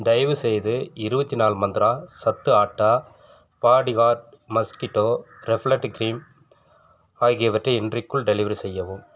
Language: Tamil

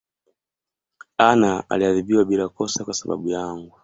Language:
Swahili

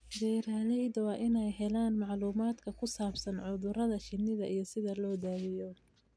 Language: Somali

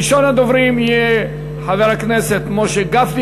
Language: Hebrew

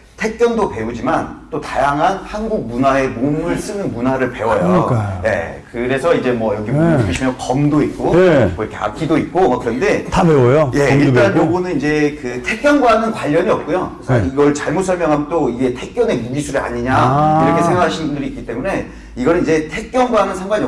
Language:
Korean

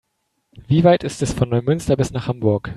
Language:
German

